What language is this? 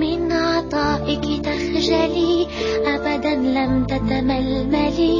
Arabic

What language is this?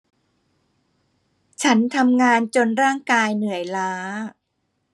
Thai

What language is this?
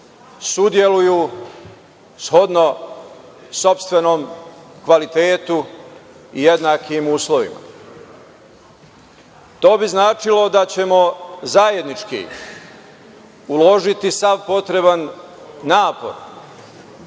Serbian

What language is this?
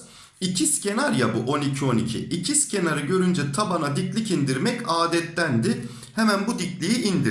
Turkish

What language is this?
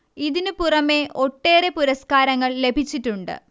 Malayalam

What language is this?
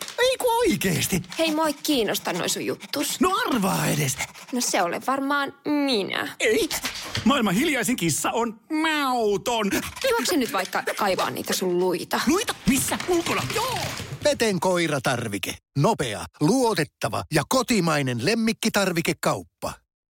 Finnish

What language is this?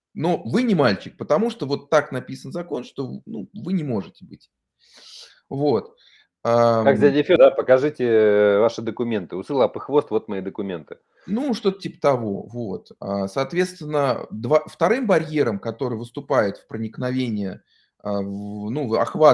Russian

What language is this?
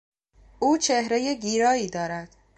Persian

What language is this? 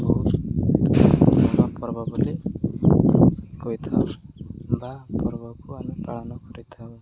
Odia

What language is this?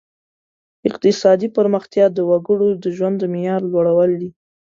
Pashto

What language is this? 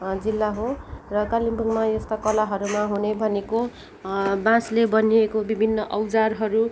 Nepali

